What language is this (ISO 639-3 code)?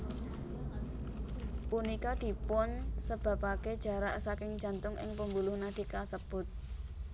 jav